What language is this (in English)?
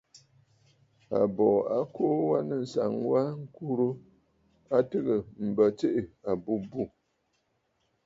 Bafut